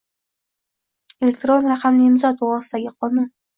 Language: Uzbek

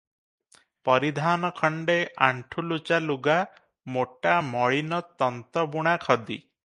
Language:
Odia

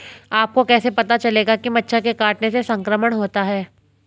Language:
Hindi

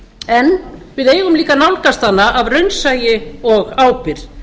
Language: Icelandic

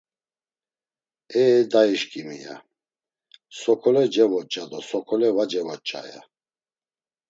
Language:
Laz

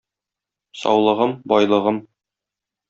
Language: Tatar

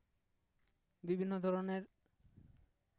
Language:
Santali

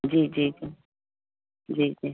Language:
Sindhi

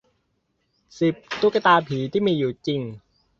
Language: Thai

